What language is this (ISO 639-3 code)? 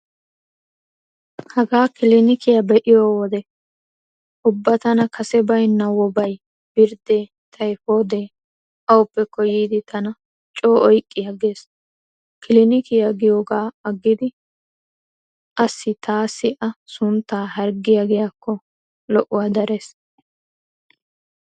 wal